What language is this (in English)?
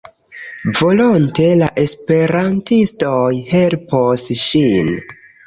Esperanto